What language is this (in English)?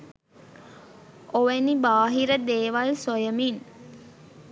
Sinhala